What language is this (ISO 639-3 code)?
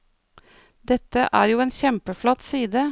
nor